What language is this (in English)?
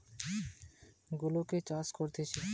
Bangla